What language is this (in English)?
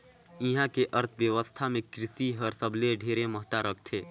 Chhattisgarhi